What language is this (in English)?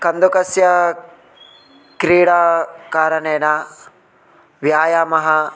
Sanskrit